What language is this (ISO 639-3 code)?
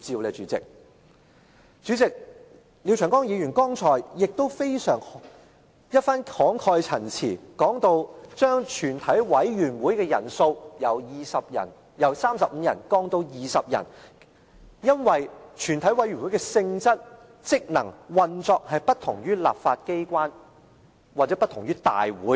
yue